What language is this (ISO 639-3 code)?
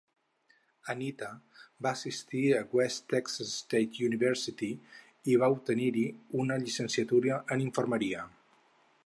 cat